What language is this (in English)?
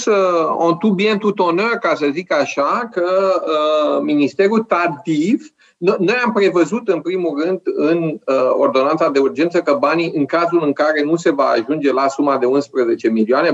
Romanian